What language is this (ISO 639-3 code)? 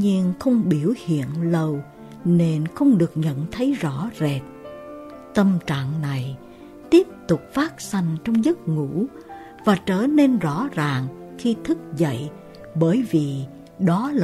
vie